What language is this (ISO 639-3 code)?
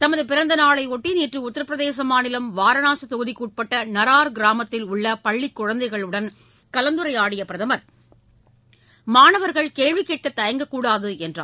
tam